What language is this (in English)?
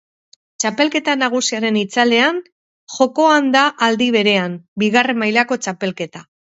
Basque